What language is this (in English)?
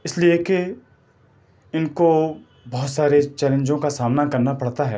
Urdu